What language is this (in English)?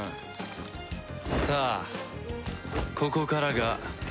Japanese